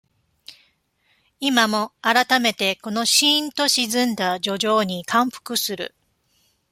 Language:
Japanese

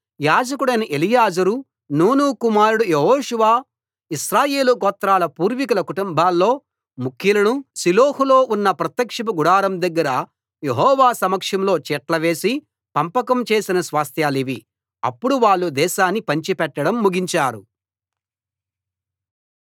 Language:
Telugu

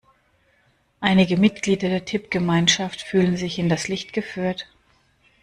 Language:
German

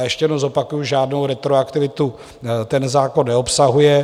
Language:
Czech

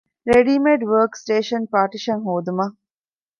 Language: Divehi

